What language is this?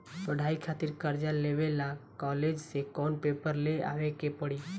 Bhojpuri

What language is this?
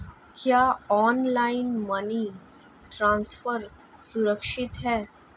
Hindi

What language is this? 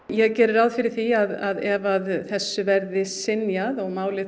Icelandic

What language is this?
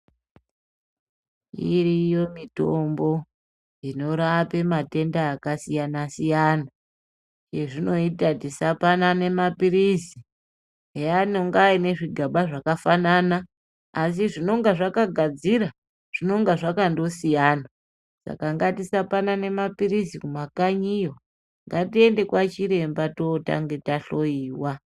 Ndau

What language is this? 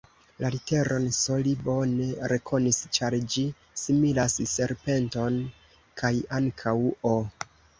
Esperanto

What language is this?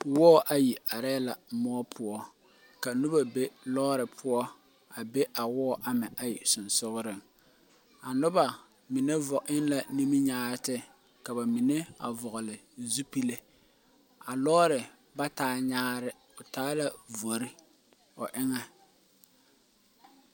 Southern Dagaare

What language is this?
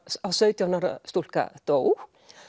Icelandic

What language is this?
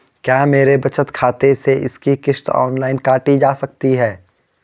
Hindi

